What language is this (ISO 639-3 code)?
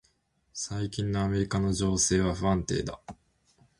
jpn